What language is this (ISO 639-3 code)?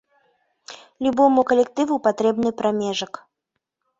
bel